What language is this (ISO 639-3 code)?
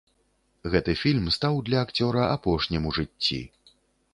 bel